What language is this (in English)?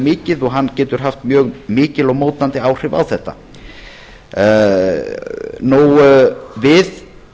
Icelandic